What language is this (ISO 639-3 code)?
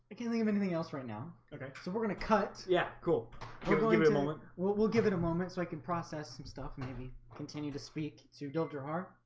eng